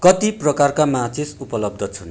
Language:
Nepali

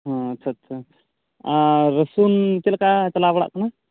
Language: Santali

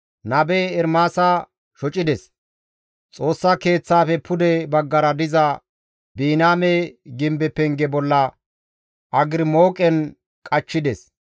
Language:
Gamo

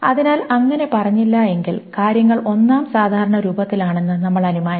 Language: Malayalam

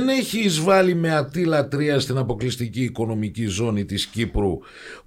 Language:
Greek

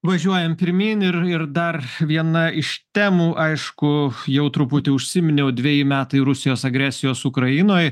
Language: Lithuanian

